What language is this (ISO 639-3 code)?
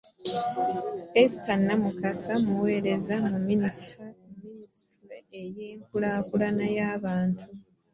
lug